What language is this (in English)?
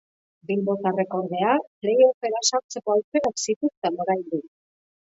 Basque